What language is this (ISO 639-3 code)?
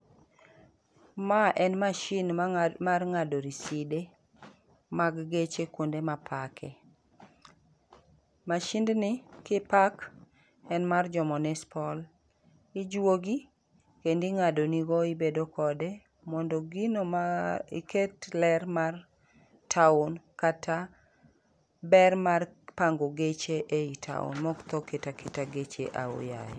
luo